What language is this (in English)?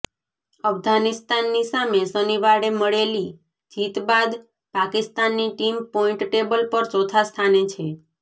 Gujarati